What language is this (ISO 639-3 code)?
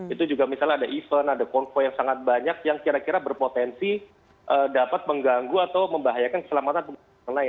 ind